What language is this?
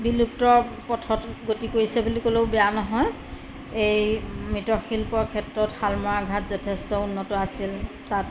Assamese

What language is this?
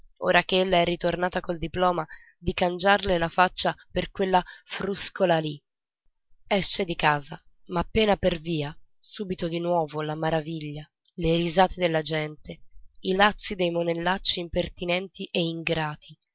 Italian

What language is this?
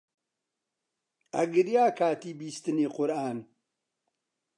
Central Kurdish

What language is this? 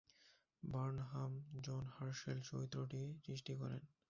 Bangla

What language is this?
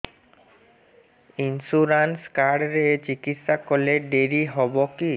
Odia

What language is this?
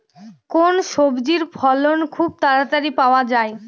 Bangla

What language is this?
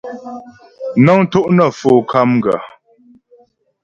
Ghomala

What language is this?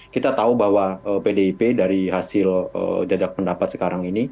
Indonesian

